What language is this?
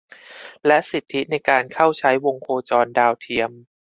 Thai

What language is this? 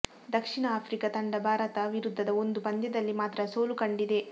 Kannada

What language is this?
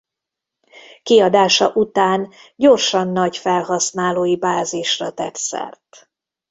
Hungarian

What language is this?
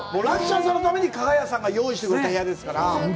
Japanese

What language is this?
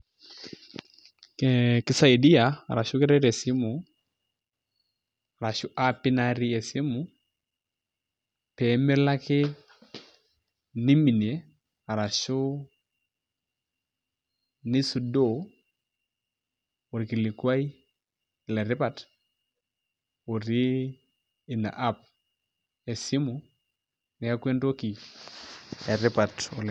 Masai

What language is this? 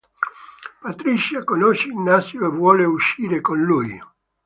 Italian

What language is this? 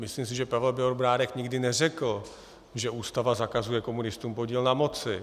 Czech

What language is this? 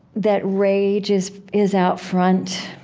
English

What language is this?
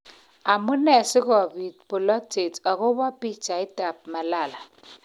Kalenjin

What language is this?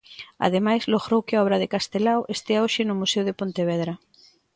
Galician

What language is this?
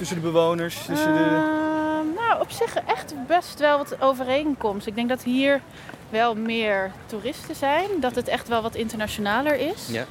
Dutch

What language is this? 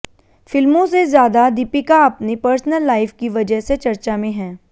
Hindi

